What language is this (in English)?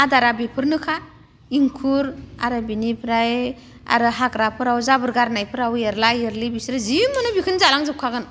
Bodo